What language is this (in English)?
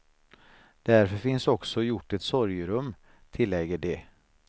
Swedish